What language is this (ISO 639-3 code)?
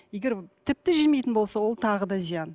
kaz